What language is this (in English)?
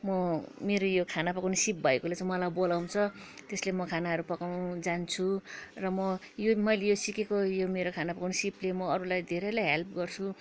Nepali